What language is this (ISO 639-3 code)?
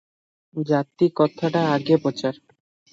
ori